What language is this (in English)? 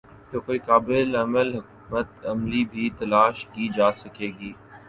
Urdu